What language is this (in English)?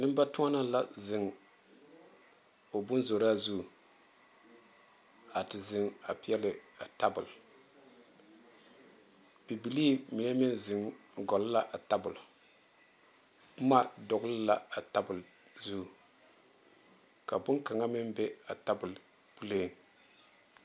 Southern Dagaare